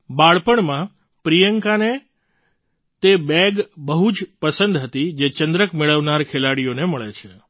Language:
Gujarati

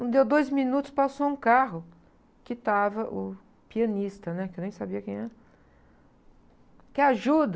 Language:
Portuguese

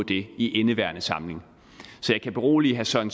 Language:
Danish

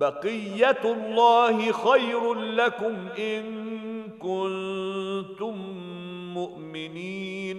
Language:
Arabic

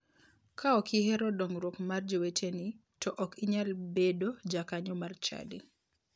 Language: Luo (Kenya and Tanzania)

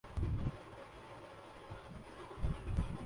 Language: Urdu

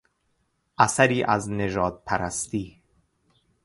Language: Persian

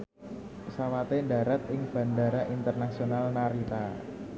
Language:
Javanese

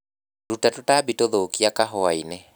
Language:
Kikuyu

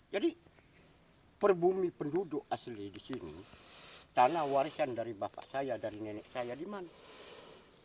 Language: Indonesian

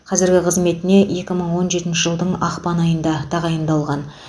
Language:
Kazakh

